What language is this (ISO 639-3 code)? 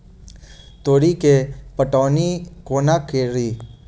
mai